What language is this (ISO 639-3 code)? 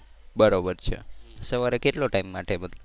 guj